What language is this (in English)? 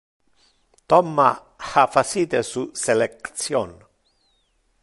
Interlingua